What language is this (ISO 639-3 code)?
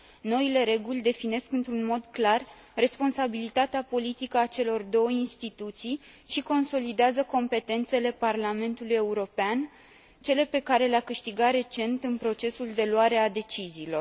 ron